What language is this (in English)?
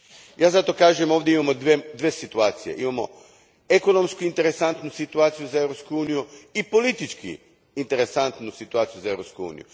Croatian